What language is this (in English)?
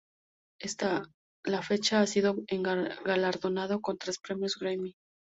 Spanish